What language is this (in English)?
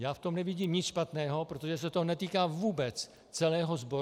Czech